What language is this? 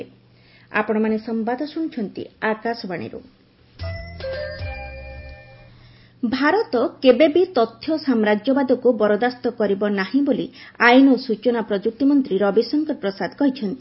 Odia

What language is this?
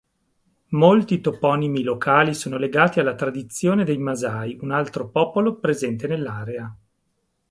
Italian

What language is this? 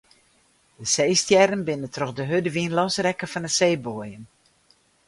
Western Frisian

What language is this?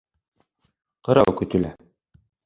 Bashkir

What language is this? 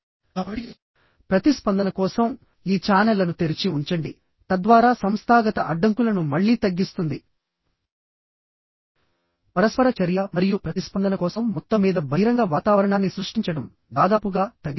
Telugu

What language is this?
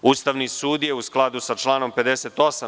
Serbian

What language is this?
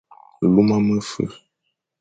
Fang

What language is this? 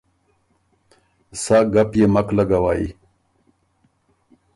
Ormuri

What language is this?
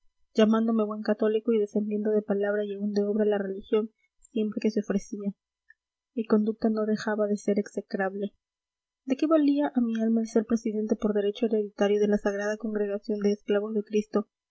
Spanish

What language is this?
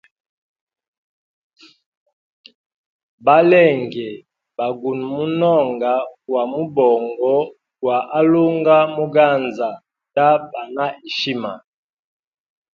Hemba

